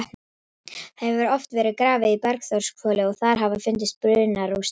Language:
Icelandic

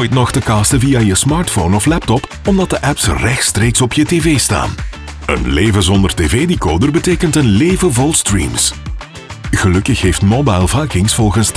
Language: Dutch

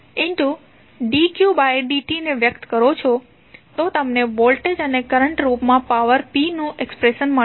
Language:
Gujarati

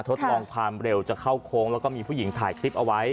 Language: Thai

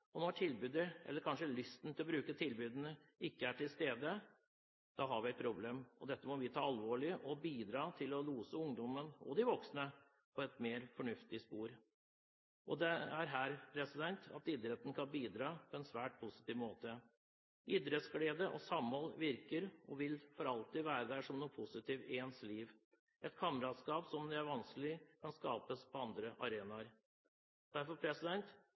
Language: Norwegian Bokmål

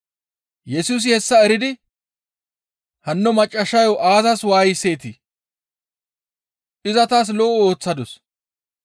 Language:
Gamo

